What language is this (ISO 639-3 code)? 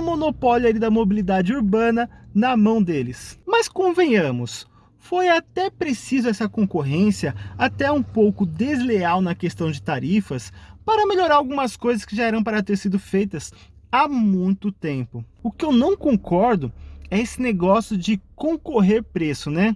por